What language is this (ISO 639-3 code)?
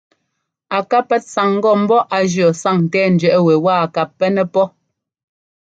jgo